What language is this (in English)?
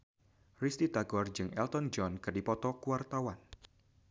Sundanese